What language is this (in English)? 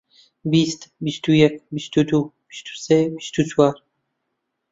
Central Kurdish